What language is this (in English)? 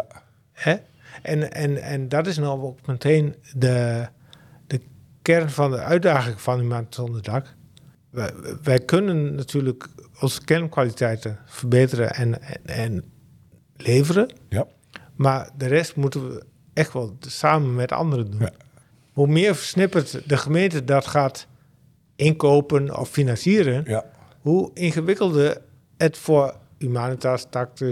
Dutch